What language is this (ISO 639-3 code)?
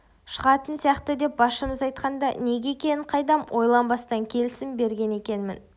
kaz